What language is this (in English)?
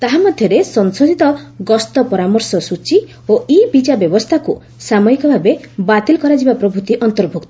Odia